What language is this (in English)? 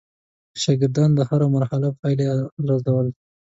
Pashto